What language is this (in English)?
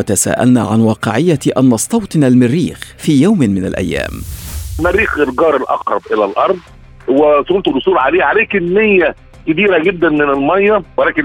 Arabic